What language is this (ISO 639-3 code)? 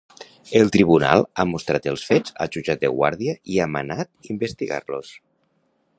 cat